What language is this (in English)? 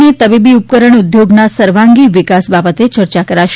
Gujarati